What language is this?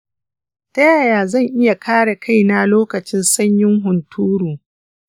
Hausa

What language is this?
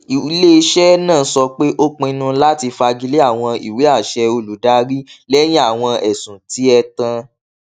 Yoruba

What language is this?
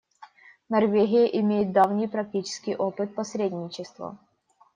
Russian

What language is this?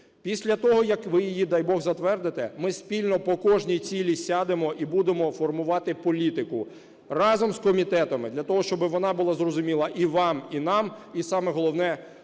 Ukrainian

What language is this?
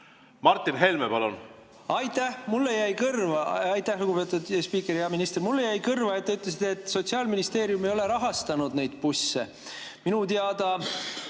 Estonian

